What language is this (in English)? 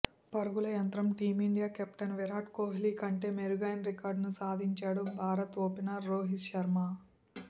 Telugu